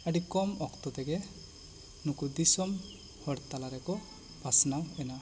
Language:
Santali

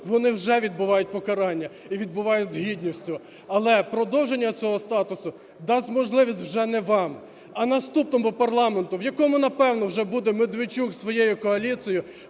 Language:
Ukrainian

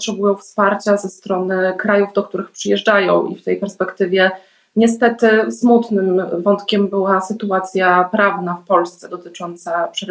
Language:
Polish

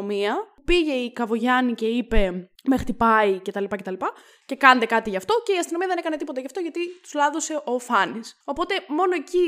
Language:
Greek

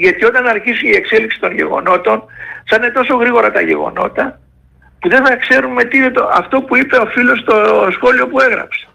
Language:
Greek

